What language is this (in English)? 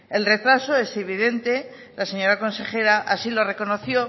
Spanish